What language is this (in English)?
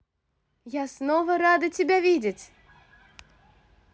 Russian